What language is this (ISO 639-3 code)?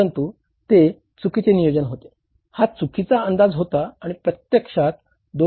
mar